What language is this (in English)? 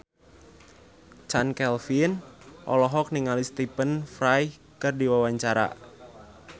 Sundanese